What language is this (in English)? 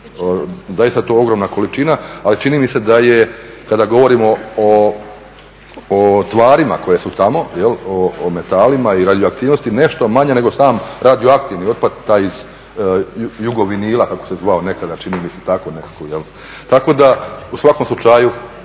Croatian